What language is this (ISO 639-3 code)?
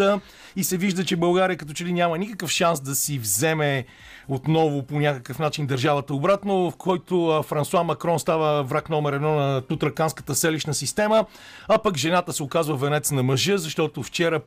bul